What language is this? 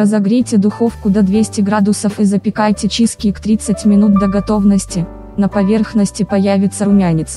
Russian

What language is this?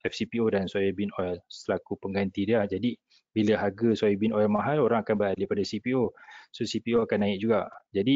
Malay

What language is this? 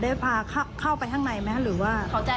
Thai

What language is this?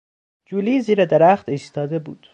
Persian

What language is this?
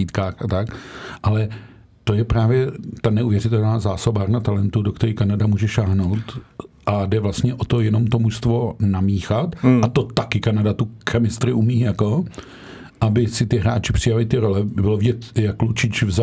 Czech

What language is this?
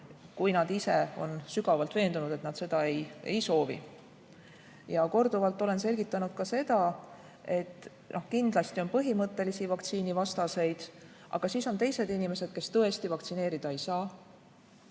Estonian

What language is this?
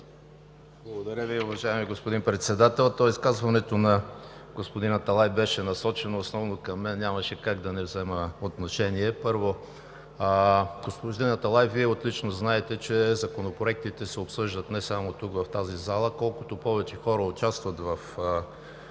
Bulgarian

